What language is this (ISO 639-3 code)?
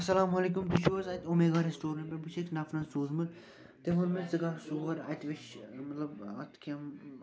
kas